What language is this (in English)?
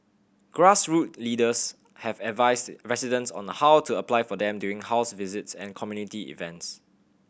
English